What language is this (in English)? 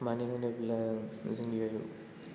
Bodo